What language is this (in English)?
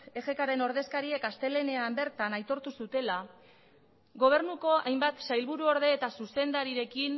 Basque